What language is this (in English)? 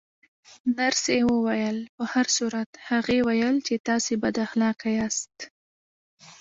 Pashto